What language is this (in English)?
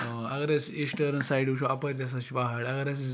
Kashmiri